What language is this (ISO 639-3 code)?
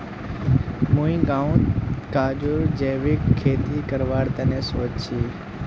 mag